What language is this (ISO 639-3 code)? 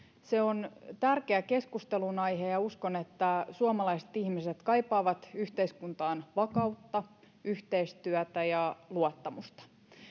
fin